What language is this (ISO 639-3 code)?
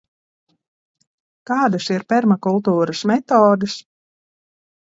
lav